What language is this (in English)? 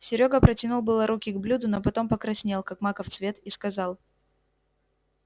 Russian